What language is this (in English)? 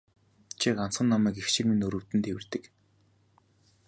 Mongolian